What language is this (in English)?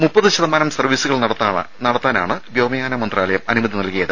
Malayalam